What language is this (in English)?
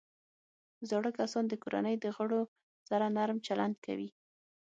Pashto